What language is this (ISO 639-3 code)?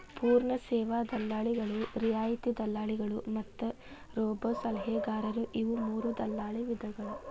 kan